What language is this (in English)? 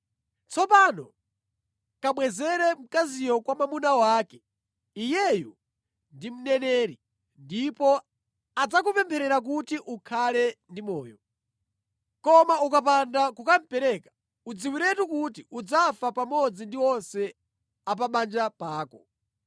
Nyanja